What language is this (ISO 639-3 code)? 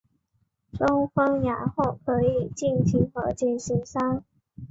zho